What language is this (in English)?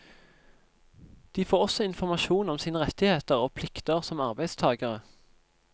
Norwegian